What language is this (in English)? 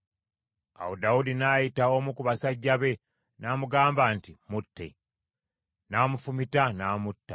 Ganda